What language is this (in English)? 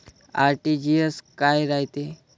Marathi